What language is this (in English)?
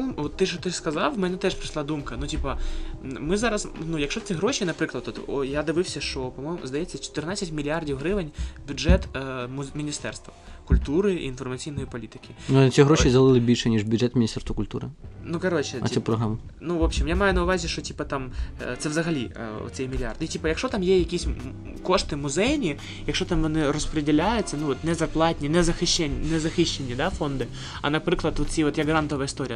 Ukrainian